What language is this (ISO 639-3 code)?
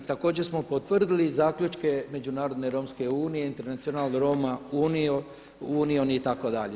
hrv